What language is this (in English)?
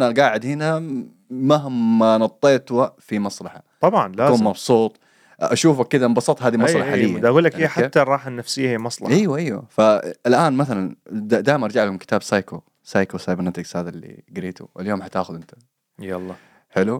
Arabic